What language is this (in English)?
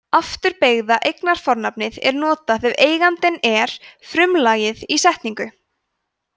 Icelandic